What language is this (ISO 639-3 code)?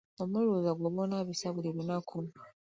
lug